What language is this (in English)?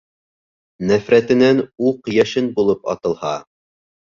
Bashkir